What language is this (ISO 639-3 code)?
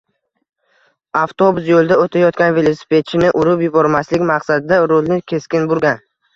uzb